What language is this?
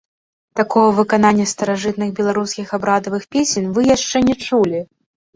Belarusian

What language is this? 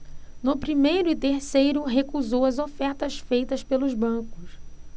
Portuguese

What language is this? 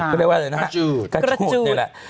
Thai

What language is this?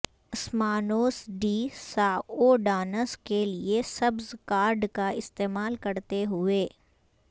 Urdu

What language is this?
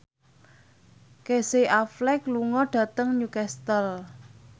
Javanese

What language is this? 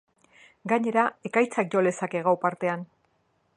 Basque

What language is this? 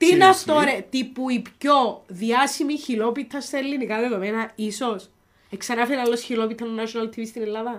Greek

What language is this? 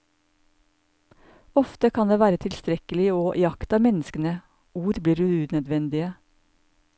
Norwegian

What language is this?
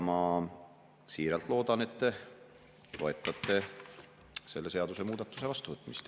Estonian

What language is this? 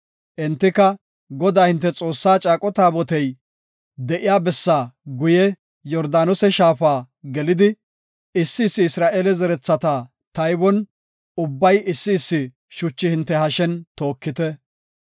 Gofa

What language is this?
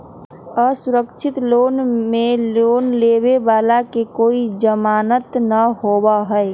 Magahi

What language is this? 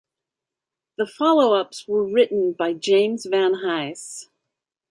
English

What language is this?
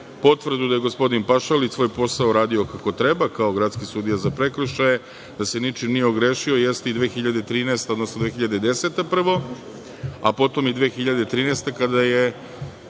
Serbian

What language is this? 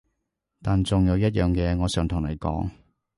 Cantonese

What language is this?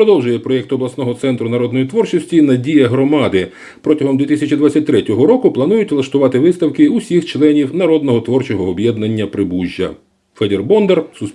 Ukrainian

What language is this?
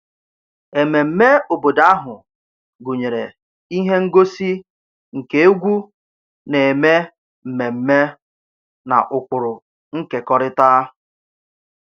Igbo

